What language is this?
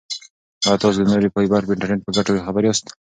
Pashto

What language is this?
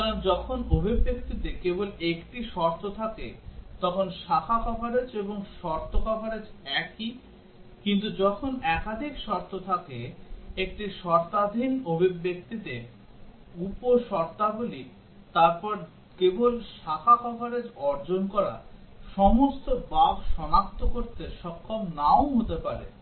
Bangla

